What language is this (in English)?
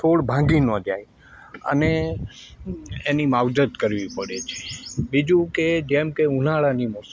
Gujarati